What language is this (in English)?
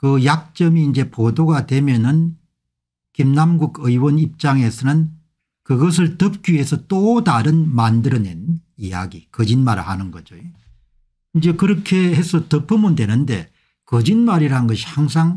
Korean